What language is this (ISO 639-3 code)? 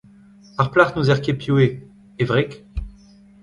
bre